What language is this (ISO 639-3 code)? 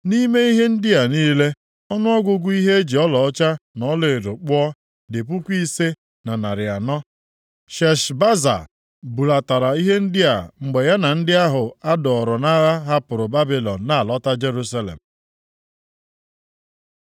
ibo